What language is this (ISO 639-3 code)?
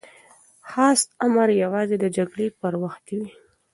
pus